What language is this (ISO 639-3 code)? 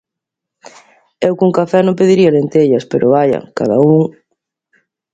glg